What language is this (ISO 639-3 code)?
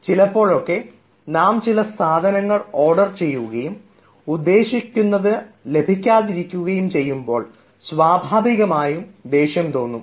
mal